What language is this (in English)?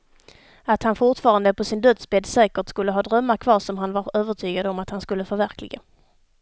Swedish